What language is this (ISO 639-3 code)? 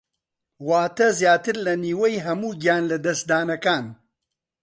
ckb